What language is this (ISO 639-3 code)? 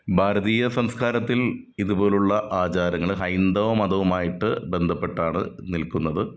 mal